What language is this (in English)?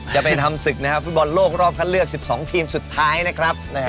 Thai